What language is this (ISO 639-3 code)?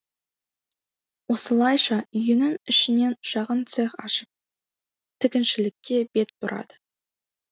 kaz